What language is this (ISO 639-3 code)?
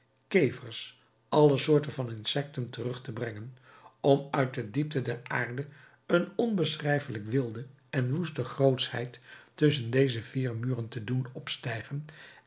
nld